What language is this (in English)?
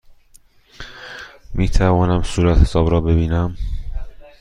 Persian